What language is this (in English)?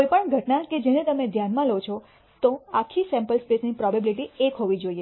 Gujarati